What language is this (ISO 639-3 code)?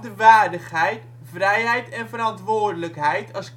nld